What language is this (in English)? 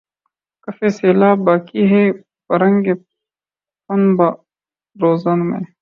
Urdu